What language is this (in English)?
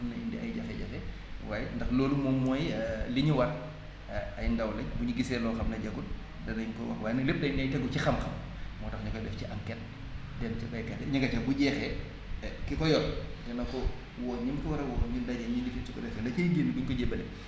Wolof